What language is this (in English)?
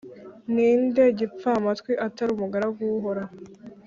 Kinyarwanda